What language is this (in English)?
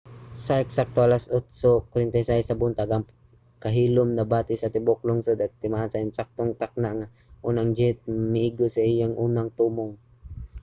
Cebuano